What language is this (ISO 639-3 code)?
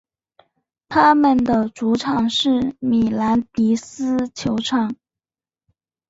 zho